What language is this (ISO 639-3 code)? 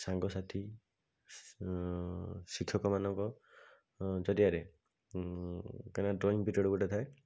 ori